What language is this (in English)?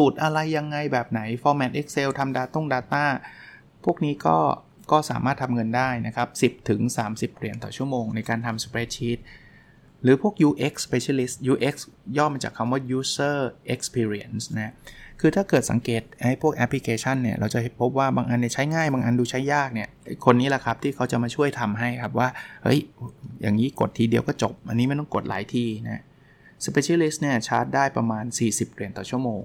Thai